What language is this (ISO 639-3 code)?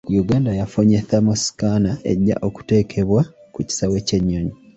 lug